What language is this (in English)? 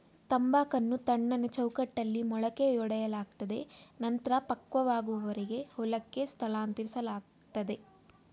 Kannada